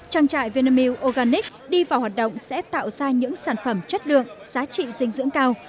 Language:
Vietnamese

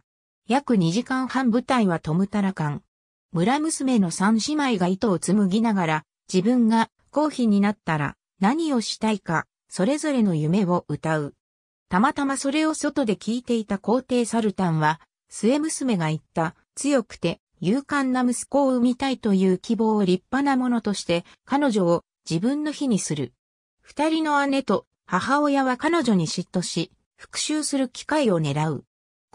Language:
Japanese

